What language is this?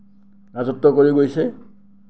Assamese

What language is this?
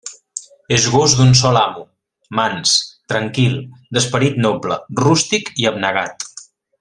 Catalan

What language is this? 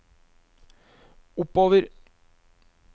Norwegian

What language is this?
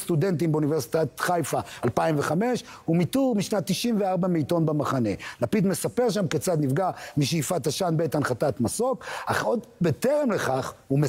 Hebrew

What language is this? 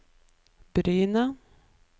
Norwegian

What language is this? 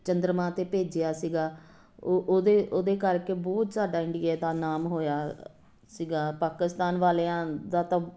Punjabi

